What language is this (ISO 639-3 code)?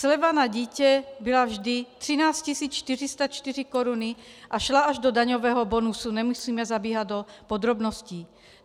ces